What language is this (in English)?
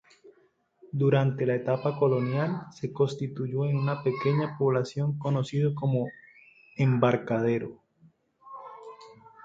Spanish